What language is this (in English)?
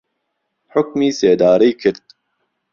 Central Kurdish